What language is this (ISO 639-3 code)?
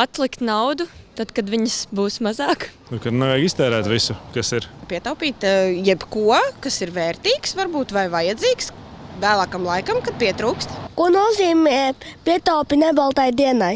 lav